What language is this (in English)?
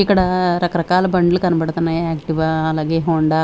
Telugu